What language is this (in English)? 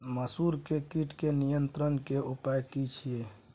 Maithili